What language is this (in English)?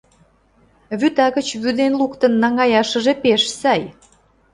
Mari